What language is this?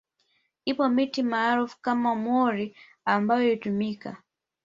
Swahili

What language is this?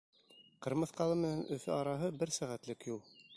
Bashkir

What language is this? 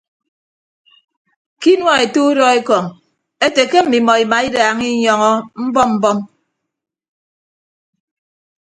Ibibio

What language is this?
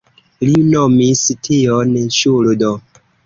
Esperanto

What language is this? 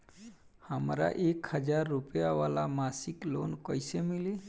Bhojpuri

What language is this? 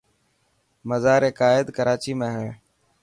Dhatki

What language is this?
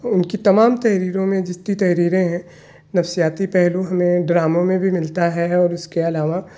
Urdu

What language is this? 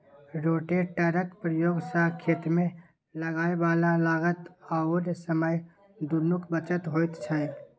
Maithili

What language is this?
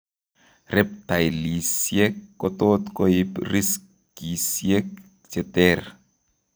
Kalenjin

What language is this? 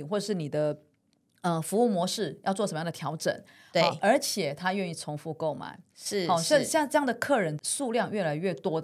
Chinese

